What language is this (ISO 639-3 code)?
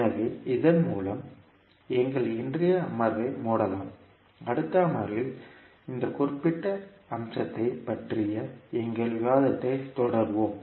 tam